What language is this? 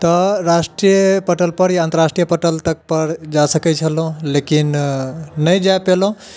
Maithili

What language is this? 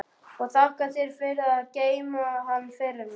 Icelandic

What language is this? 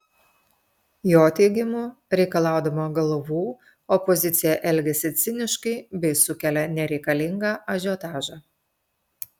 Lithuanian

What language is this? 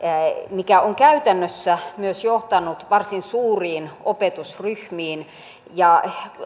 Finnish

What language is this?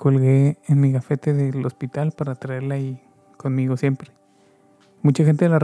Spanish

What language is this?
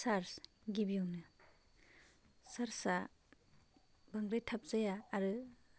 Bodo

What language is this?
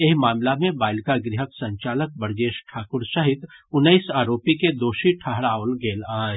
Maithili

